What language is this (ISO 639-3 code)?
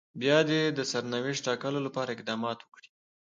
pus